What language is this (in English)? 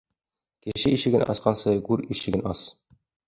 Bashkir